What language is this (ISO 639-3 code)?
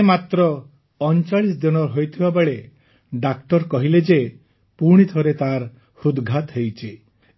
ori